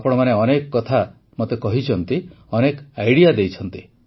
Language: Odia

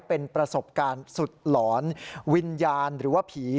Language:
Thai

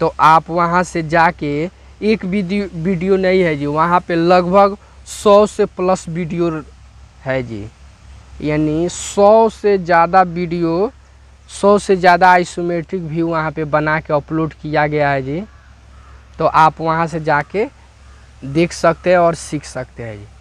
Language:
Hindi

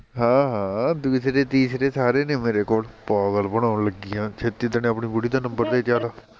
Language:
Punjabi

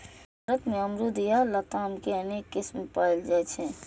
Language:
Maithili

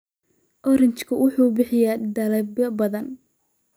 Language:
Somali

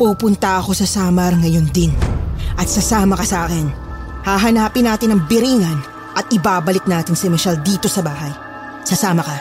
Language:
Filipino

